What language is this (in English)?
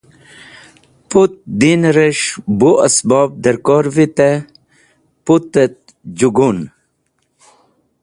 Wakhi